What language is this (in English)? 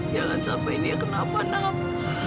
Indonesian